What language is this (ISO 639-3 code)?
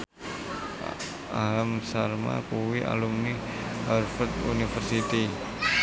jav